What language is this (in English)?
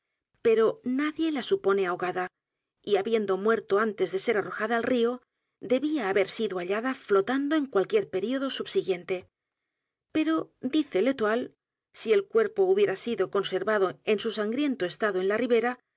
Spanish